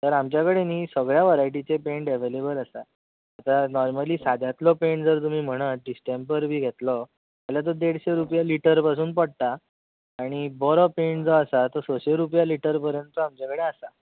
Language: Konkani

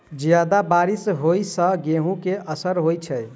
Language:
Maithili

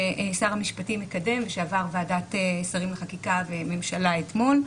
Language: Hebrew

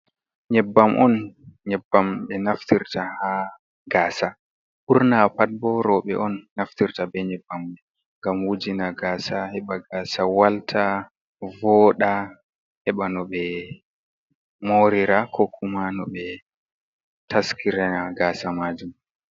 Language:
Fula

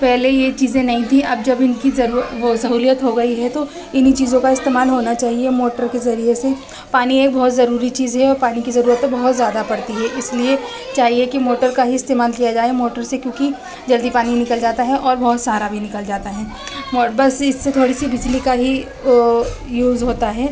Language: Urdu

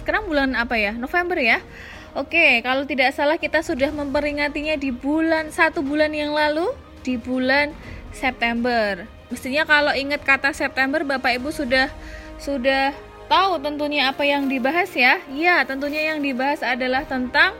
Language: Indonesian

